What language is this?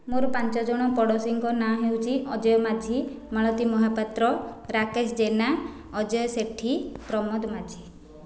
Odia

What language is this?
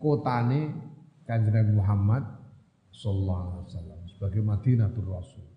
Indonesian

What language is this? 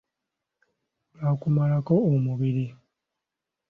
Ganda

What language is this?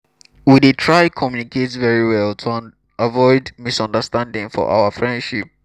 Nigerian Pidgin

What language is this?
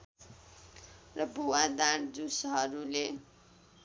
Nepali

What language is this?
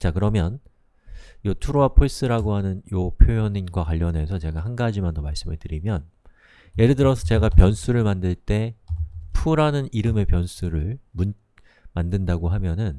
Korean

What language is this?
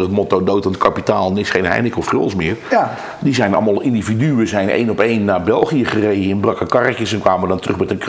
Dutch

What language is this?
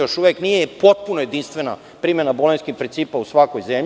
Serbian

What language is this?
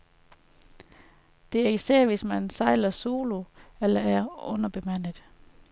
Danish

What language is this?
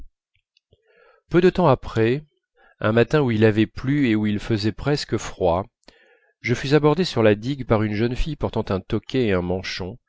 French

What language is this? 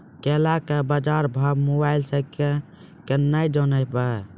Maithili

